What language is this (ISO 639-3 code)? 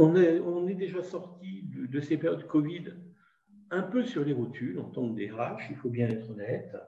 fra